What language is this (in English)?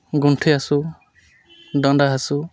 Santali